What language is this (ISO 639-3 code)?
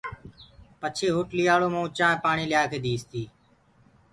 ggg